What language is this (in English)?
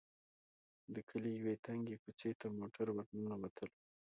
Pashto